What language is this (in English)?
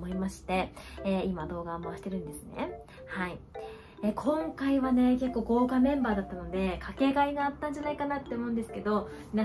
Japanese